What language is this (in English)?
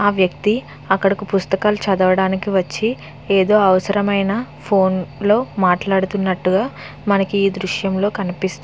Telugu